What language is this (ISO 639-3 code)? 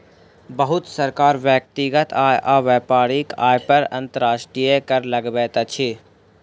mai